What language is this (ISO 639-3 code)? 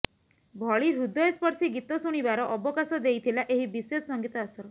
ori